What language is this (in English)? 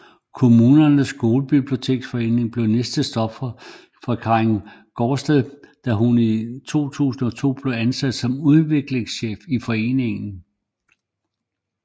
Danish